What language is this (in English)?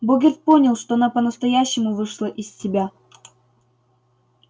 Russian